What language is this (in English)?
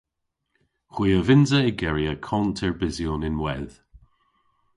Cornish